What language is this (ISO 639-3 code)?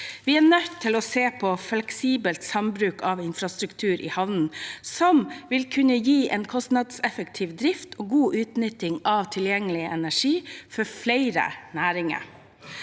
nor